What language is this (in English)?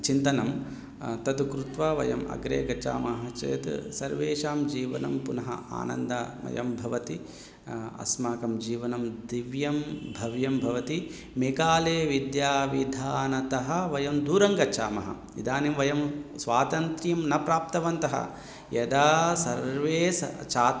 Sanskrit